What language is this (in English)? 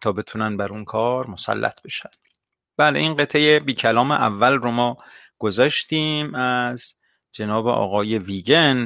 Persian